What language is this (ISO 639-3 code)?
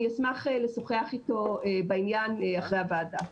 heb